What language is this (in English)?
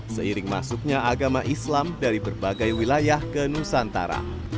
Indonesian